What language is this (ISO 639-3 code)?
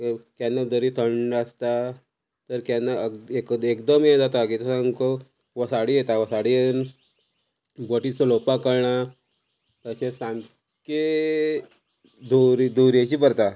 kok